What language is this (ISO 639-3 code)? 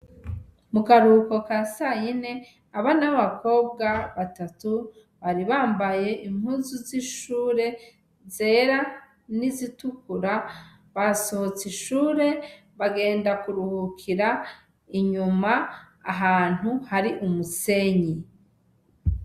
run